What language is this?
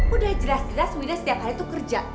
Indonesian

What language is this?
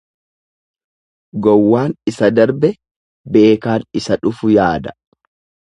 Oromo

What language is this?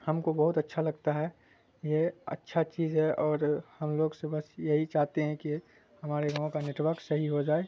Urdu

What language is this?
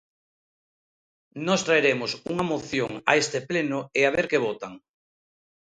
Galician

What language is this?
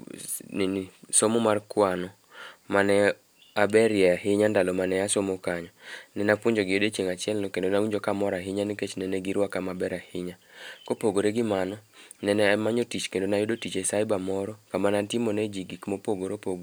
Luo (Kenya and Tanzania)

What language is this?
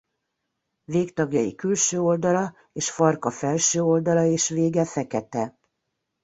Hungarian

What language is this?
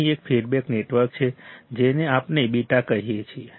Gujarati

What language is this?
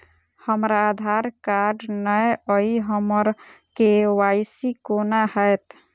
Maithili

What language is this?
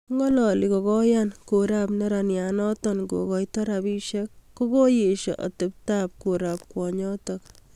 Kalenjin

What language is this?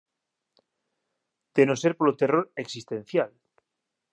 Galician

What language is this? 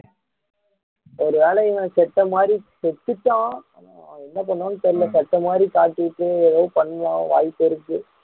Tamil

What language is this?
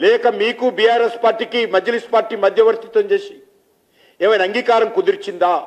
Telugu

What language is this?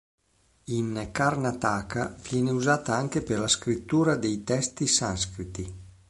Italian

